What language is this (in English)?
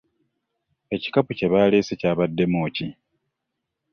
Ganda